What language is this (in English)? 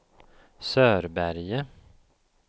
Swedish